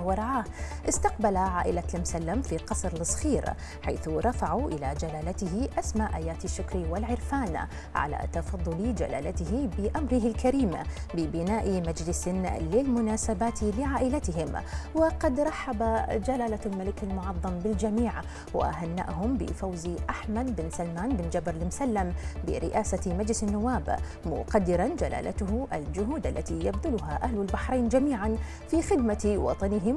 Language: Arabic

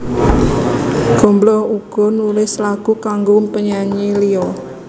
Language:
Javanese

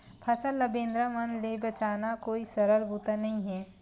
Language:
Chhattisgarhi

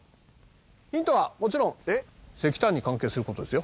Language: Japanese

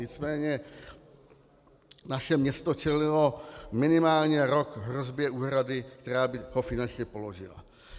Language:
Czech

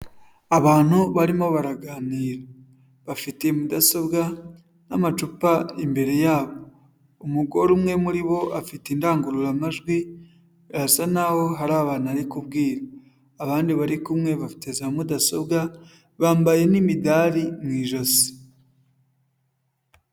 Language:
Kinyarwanda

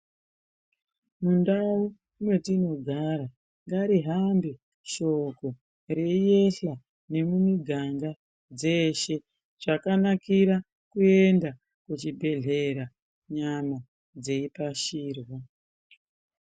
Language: Ndau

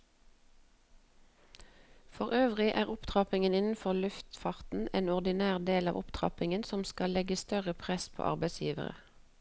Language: Norwegian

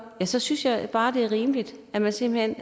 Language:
Danish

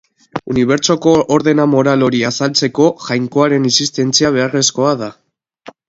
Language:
Basque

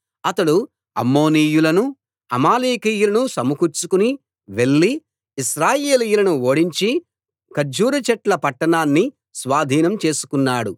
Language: Telugu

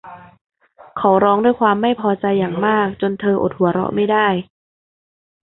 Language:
Thai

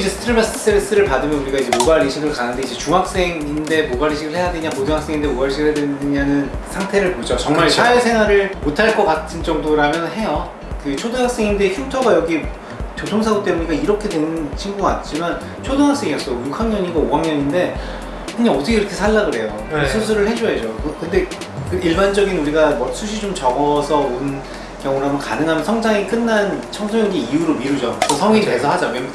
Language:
Korean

